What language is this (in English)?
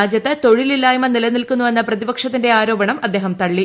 Malayalam